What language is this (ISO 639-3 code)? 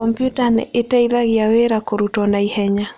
kik